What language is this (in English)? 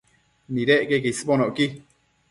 Matsés